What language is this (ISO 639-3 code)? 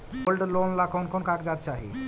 mag